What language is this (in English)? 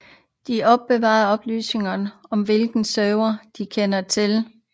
Danish